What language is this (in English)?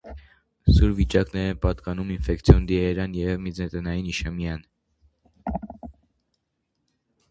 Armenian